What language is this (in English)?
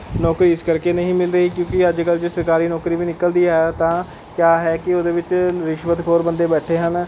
Punjabi